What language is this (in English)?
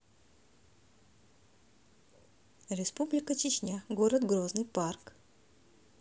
Russian